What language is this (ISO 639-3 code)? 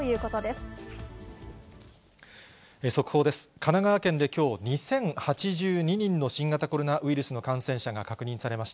jpn